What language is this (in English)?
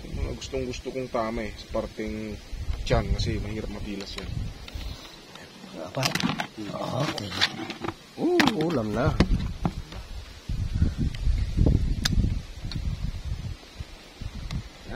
Filipino